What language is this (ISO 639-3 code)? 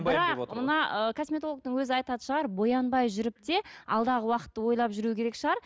kaz